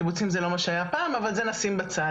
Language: Hebrew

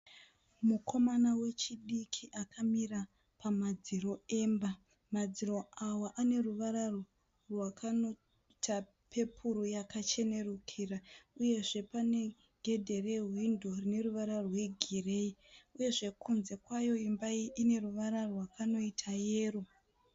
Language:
Shona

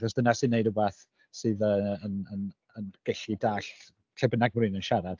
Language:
Welsh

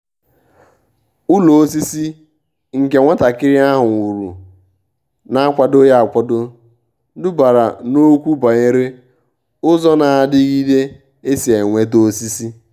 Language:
Igbo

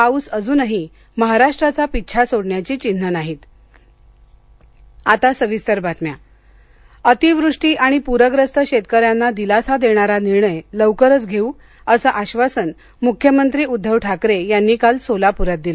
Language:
Marathi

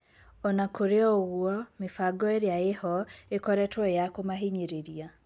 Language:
Kikuyu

